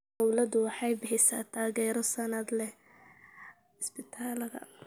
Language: Somali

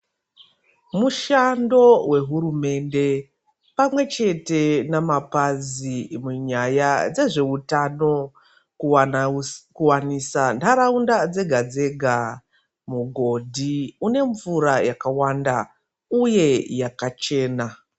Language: Ndau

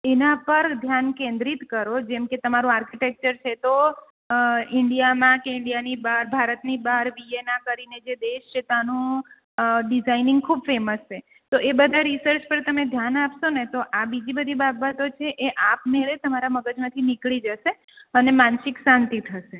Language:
Gujarati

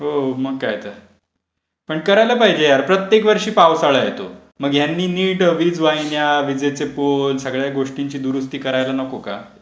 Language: Marathi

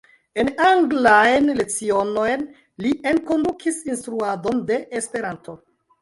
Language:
Esperanto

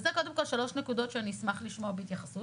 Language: Hebrew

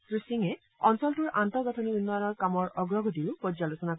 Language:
Assamese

